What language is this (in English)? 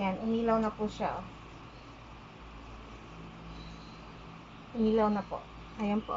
Filipino